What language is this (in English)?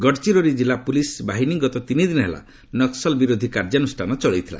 Odia